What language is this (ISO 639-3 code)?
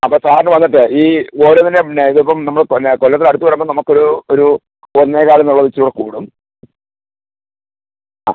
mal